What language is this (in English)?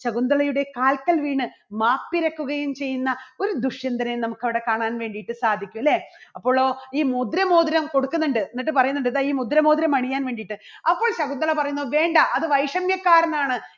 Malayalam